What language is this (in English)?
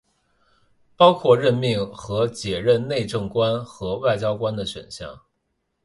Chinese